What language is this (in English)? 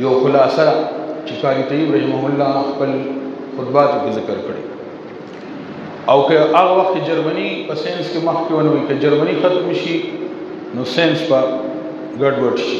Arabic